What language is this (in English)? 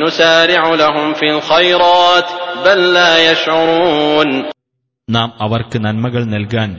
Malayalam